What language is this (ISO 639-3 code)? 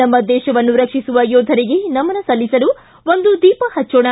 kan